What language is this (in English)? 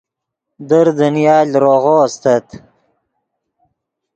Yidgha